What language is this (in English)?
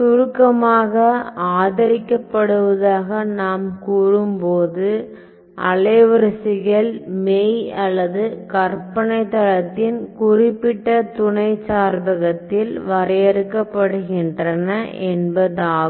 Tamil